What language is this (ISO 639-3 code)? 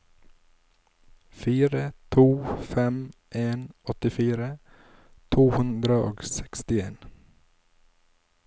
nor